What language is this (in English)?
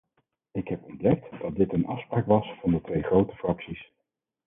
Dutch